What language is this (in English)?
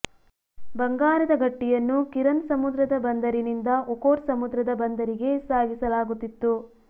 Kannada